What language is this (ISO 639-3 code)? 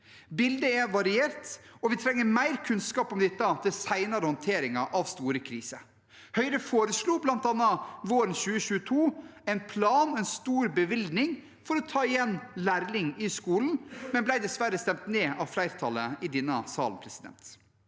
nor